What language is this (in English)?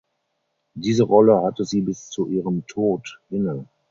German